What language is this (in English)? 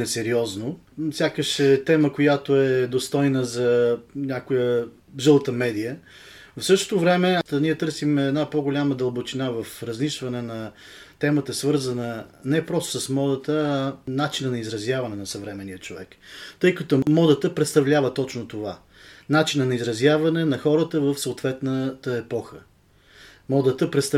Bulgarian